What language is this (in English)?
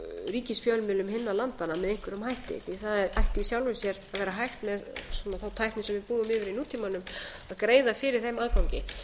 Icelandic